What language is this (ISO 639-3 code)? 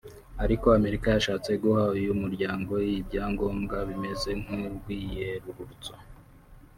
kin